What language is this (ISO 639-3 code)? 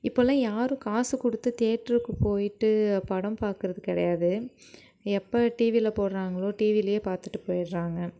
tam